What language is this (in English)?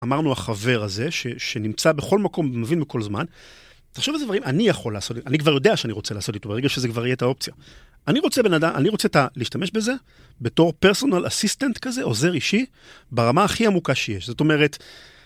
Hebrew